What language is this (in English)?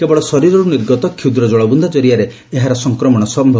Odia